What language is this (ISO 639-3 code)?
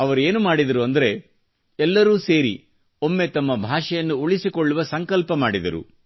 kan